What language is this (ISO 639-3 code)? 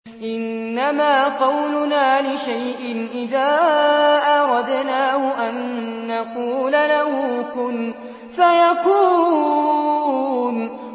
ara